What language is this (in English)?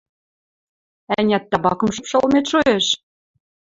Western Mari